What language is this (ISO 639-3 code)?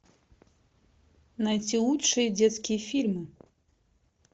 rus